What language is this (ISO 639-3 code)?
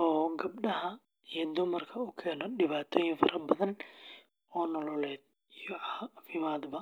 som